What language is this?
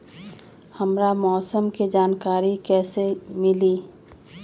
Magahi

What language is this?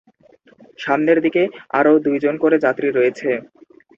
Bangla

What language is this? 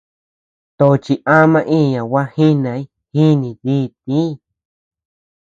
Tepeuxila Cuicatec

